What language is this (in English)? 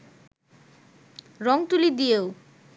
Bangla